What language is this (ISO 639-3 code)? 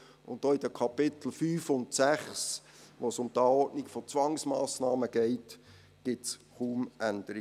gsw